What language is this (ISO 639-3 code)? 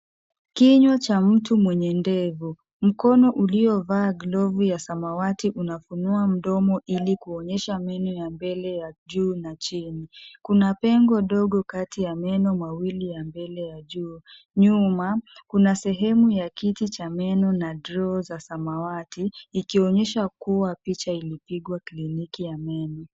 swa